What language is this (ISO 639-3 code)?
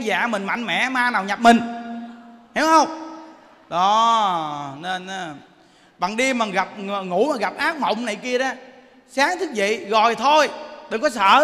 vie